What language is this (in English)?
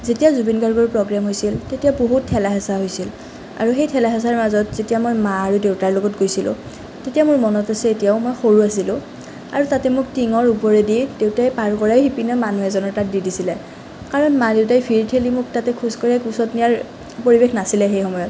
Assamese